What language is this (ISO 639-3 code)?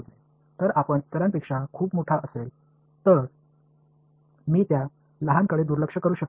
tam